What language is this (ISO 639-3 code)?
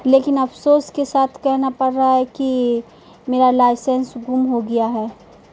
urd